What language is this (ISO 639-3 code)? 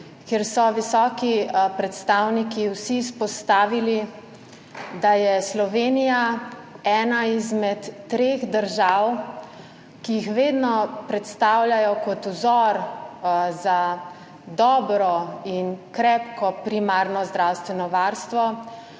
slv